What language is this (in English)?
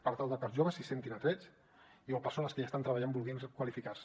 Catalan